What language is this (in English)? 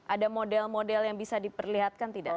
Indonesian